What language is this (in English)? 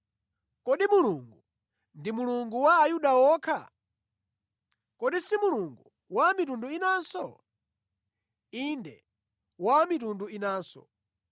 Nyanja